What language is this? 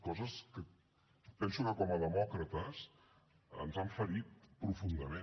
Catalan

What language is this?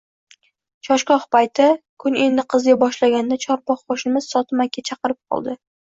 Uzbek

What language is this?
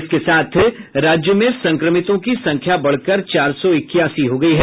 Hindi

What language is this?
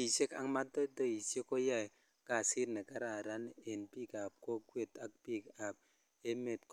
Kalenjin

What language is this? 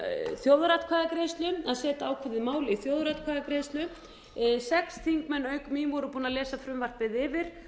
Icelandic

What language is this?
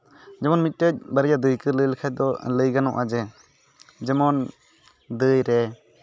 Santali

